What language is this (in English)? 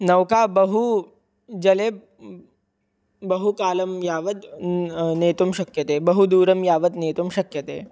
Sanskrit